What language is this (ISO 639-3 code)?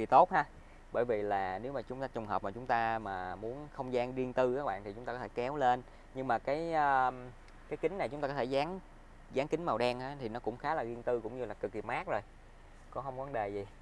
vie